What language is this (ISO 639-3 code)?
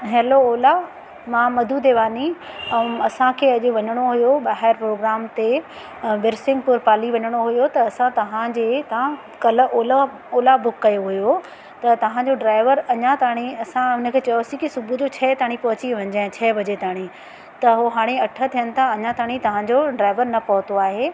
snd